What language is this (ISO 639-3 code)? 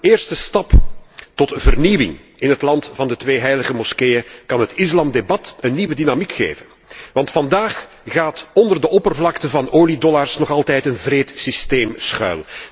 nld